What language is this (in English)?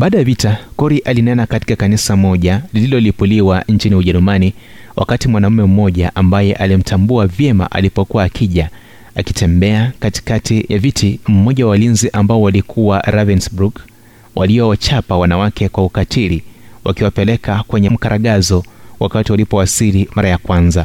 Swahili